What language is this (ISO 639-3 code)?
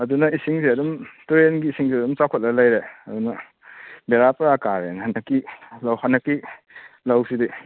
mni